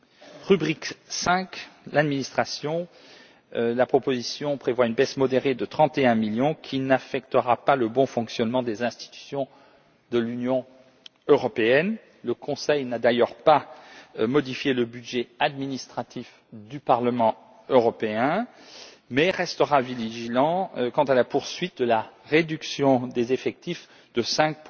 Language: French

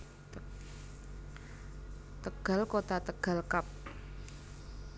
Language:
Javanese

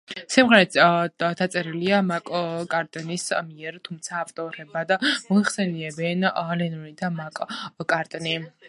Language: Georgian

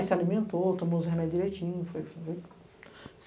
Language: Portuguese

